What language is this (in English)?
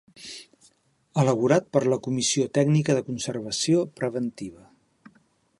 Catalan